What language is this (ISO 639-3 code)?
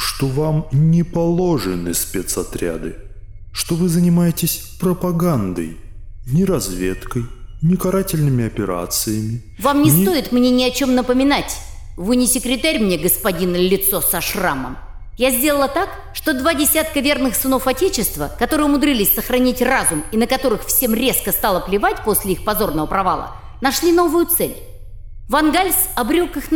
rus